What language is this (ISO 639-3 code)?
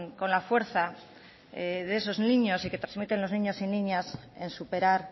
spa